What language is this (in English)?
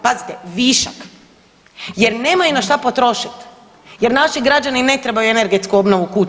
Croatian